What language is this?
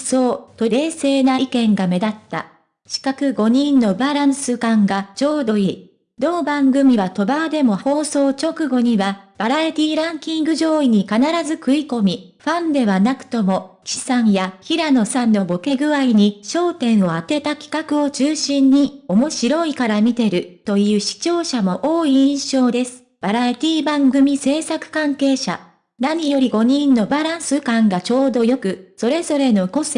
Japanese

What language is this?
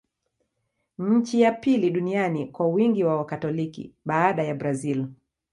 Swahili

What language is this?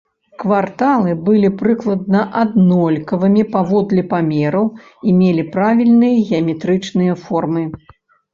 Belarusian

